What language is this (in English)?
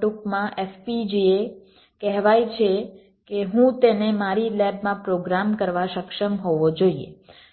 Gujarati